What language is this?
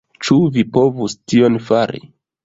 Esperanto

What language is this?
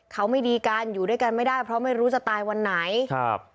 Thai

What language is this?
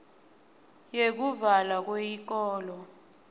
Swati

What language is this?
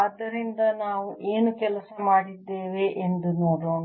Kannada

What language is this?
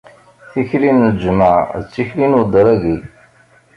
Kabyle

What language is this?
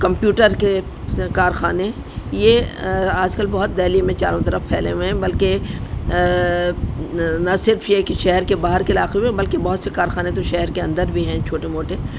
Urdu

